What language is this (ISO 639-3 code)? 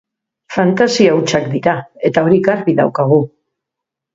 eus